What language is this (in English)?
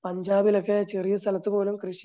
Malayalam